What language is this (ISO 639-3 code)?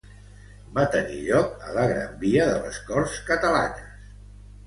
cat